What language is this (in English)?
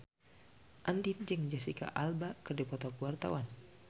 Sundanese